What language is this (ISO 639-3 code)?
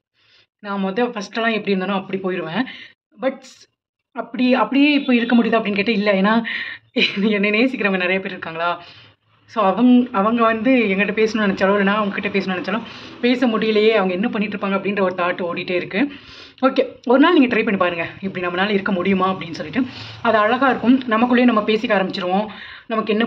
tam